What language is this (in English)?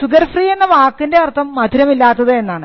Malayalam